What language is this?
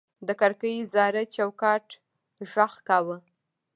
Pashto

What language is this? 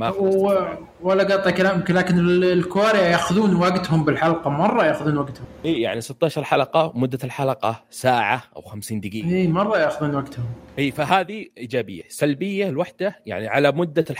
Arabic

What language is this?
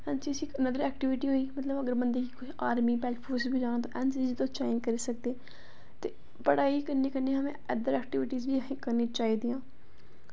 Dogri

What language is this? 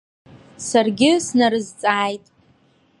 Abkhazian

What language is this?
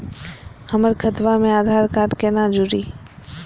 Magahi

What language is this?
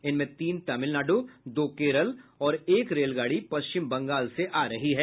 Hindi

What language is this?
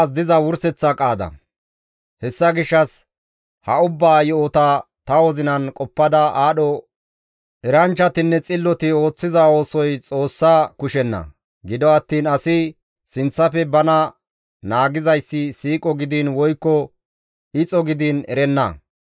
Gamo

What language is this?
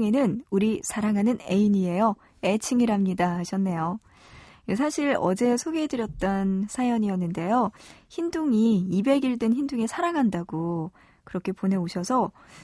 Korean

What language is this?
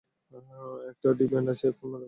Bangla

